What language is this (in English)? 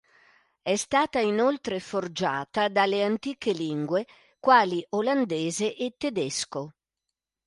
Italian